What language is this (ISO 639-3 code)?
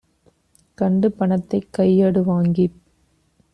tam